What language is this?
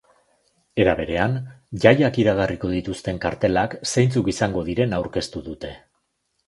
Basque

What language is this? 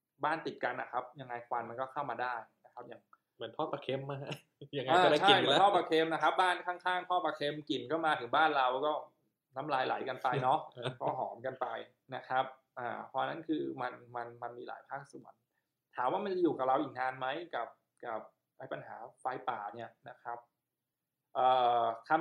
Thai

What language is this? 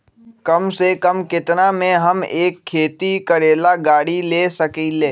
Magahi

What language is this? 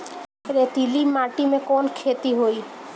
Bhojpuri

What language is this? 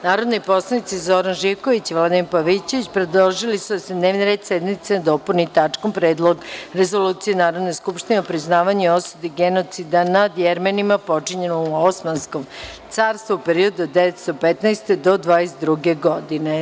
Serbian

